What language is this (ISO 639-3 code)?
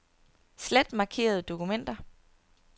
dan